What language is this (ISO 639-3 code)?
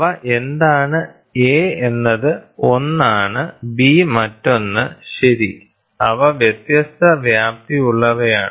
mal